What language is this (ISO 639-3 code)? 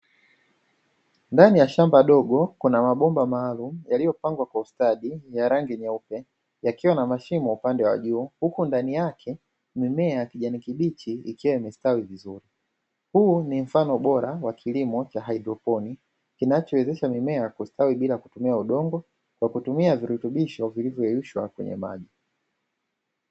swa